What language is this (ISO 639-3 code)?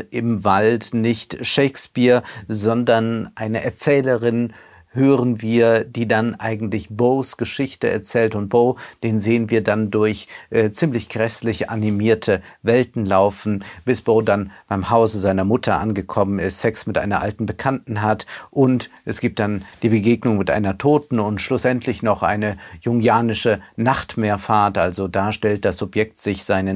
deu